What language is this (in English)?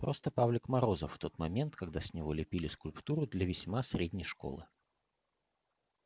Russian